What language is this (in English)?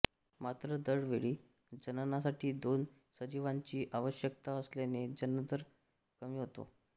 Marathi